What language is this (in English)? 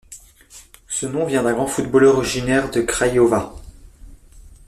French